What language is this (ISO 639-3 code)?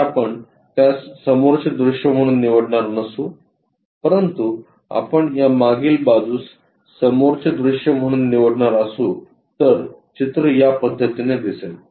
mar